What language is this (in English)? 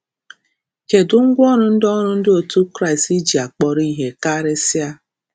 Igbo